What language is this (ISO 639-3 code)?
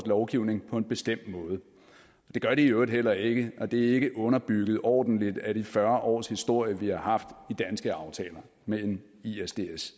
dan